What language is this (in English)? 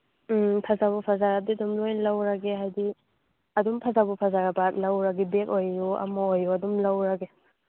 Manipuri